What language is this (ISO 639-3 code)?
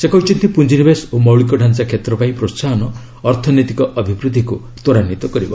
ori